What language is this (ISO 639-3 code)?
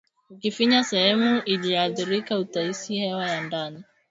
swa